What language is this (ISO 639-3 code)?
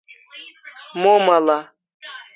kls